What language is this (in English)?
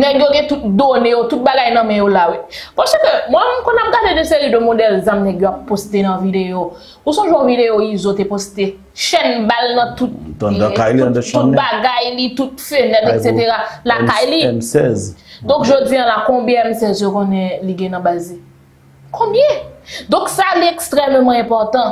French